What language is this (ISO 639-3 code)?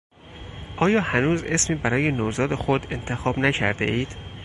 fas